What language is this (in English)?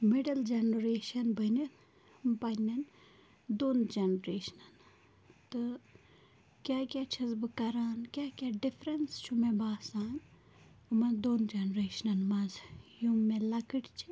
Kashmiri